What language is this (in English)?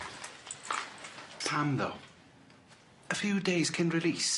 Welsh